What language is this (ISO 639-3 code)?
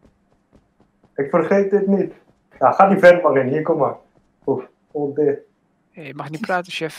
nld